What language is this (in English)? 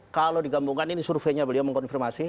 Indonesian